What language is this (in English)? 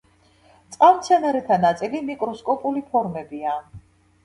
Georgian